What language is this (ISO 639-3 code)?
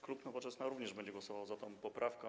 pol